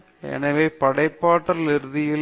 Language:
Tamil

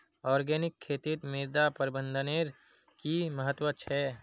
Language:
Magahi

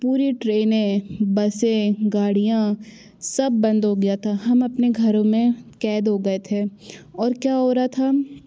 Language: Hindi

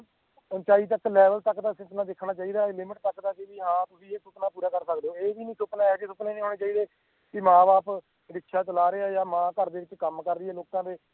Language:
Punjabi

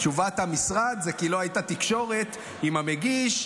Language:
Hebrew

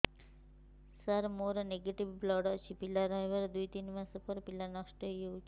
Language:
Odia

